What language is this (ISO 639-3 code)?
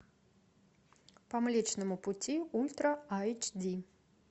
rus